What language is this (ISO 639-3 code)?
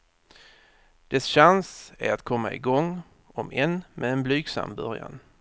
swe